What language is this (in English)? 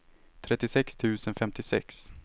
Swedish